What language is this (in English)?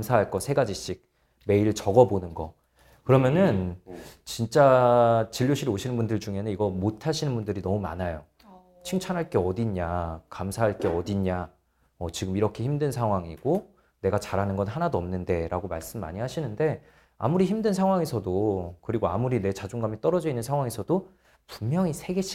Korean